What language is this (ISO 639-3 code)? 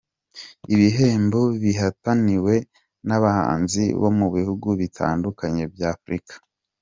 kin